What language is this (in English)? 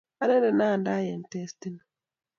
Kalenjin